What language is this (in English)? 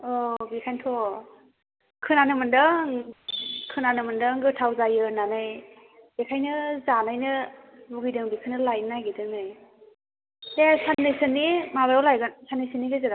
Bodo